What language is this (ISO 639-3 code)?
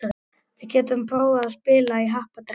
isl